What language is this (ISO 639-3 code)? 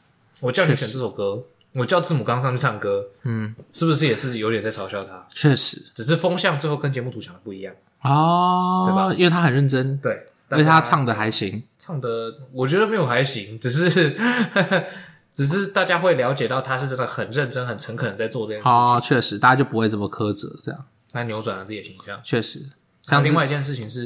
zho